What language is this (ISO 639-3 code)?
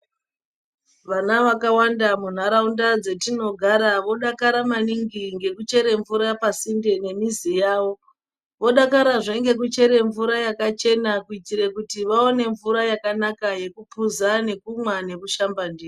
ndc